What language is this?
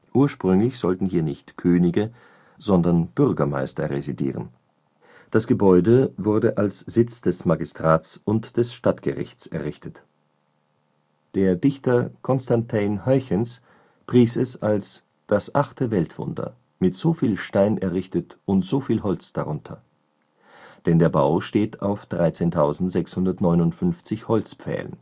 German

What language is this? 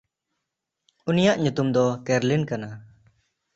Santali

